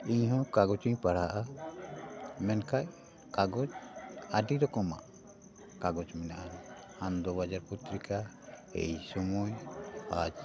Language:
Santali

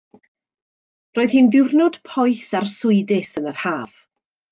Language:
Welsh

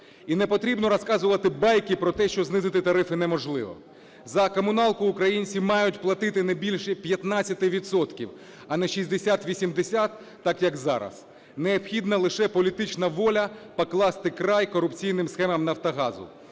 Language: Ukrainian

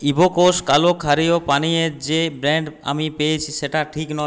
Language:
Bangla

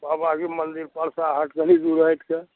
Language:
Maithili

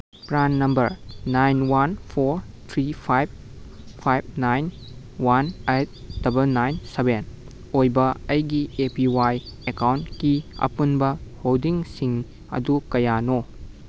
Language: Manipuri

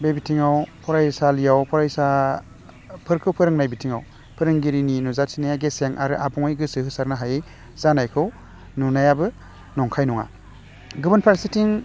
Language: Bodo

